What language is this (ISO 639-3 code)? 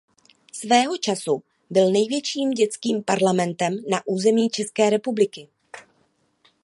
ces